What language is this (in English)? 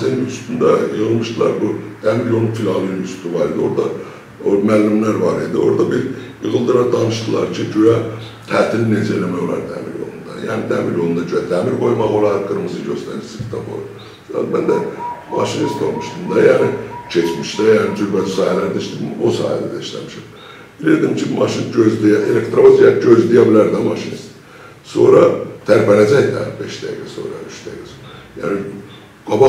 Turkish